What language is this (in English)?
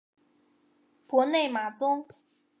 Chinese